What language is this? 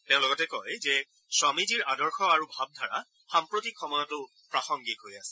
Assamese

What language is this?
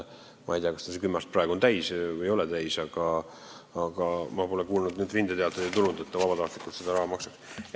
Estonian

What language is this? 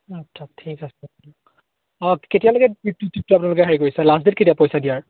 Assamese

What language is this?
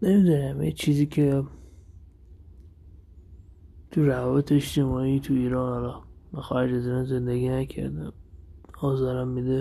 Persian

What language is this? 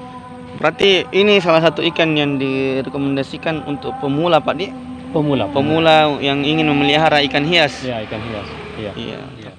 Indonesian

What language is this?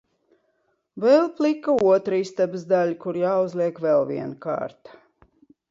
Latvian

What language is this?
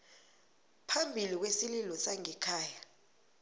South Ndebele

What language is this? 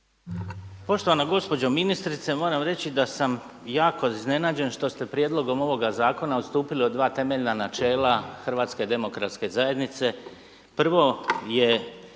Croatian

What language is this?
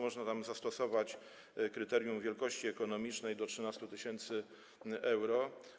Polish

